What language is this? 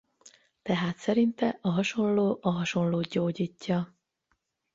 Hungarian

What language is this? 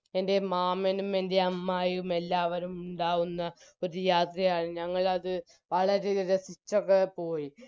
Malayalam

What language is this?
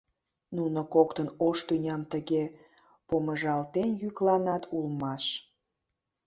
Mari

